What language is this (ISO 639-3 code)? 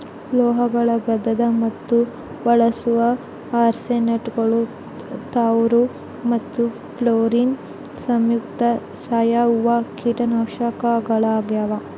kan